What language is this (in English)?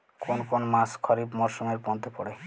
Bangla